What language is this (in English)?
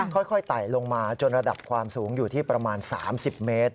Thai